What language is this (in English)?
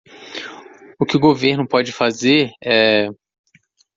Portuguese